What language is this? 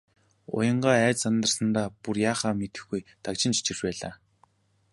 Mongolian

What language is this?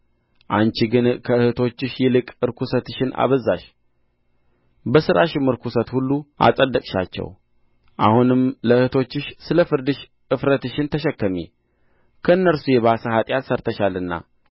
Amharic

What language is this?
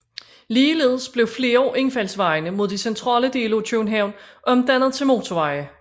Danish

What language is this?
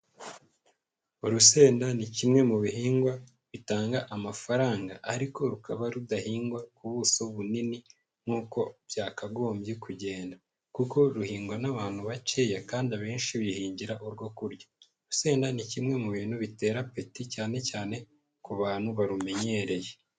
Kinyarwanda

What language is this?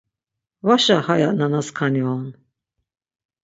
Laz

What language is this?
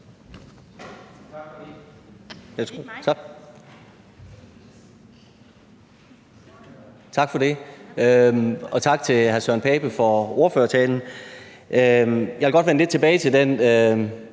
Danish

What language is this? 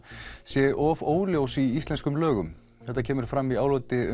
Icelandic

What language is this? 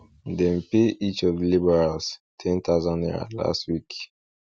Nigerian Pidgin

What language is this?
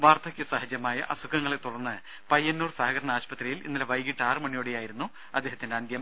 Malayalam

